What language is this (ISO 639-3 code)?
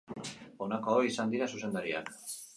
eus